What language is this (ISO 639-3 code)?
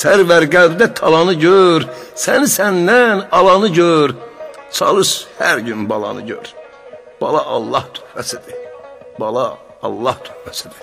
tur